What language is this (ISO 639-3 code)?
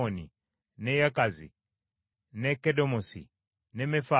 lug